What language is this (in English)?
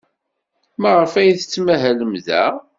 Kabyle